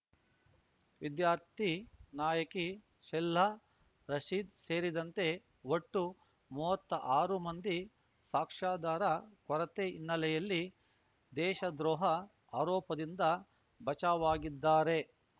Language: Kannada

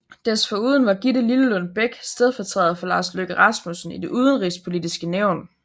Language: Danish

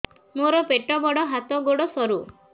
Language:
Odia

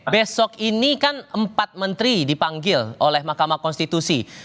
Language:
Indonesian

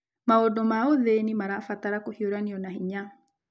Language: Kikuyu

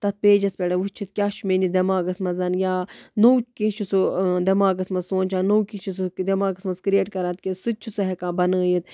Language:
Kashmiri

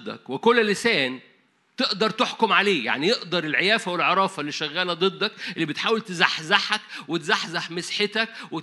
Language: Arabic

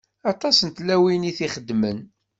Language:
Kabyle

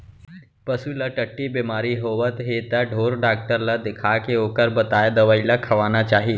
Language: Chhattisgarhi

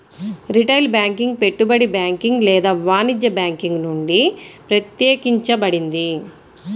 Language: Telugu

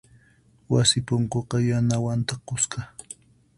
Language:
Puno Quechua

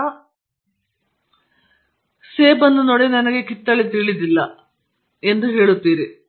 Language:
Kannada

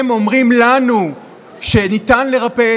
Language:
Hebrew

